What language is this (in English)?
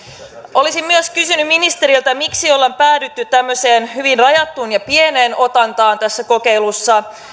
Finnish